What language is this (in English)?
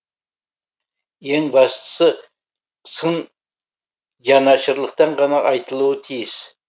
Kazakh